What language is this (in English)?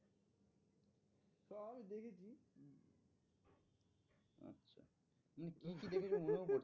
Bangla